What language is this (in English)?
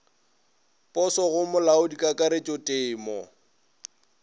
Northern Sotho